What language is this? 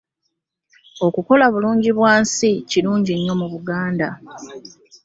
Ganda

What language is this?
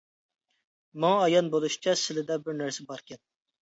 Uyghur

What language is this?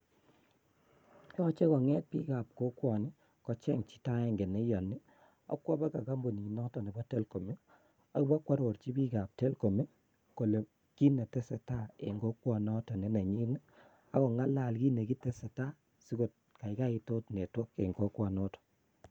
Kalenjin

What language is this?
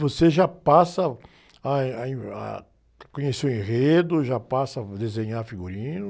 Portuguese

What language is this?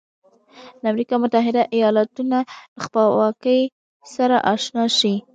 Pashto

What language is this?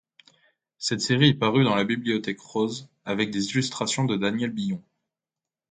French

